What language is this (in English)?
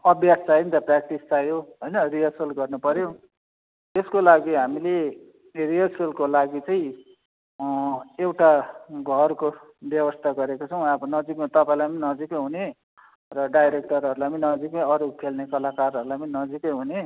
Nepali